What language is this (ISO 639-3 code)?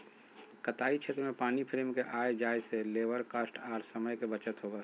mag